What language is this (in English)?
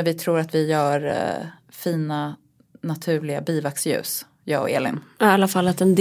Swedish